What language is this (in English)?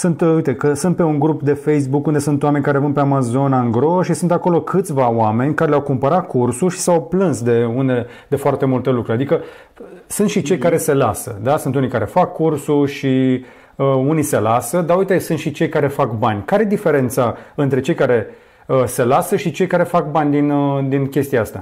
Romanian